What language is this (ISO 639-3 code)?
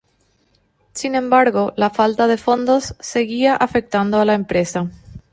spa